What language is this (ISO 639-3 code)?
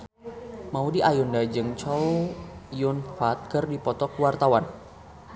sun